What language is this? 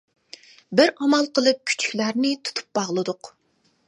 Uyghur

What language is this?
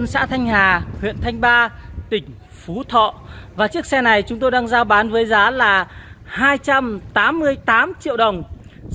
Vietnamese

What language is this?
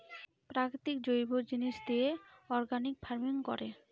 Bangla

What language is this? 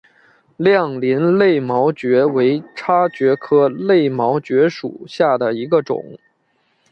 Chinese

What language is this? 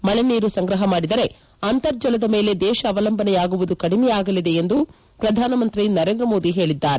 Kannada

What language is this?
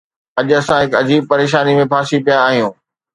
Sindhi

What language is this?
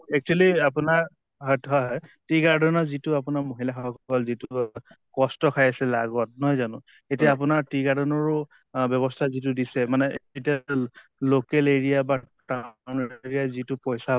Assamese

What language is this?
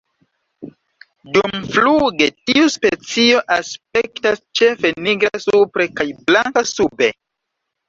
Esperanto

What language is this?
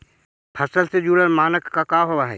Magahi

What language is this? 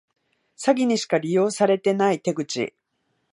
Japanese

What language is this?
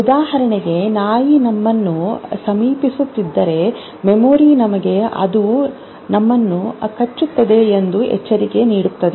Kannada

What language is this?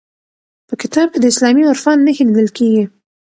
Pashto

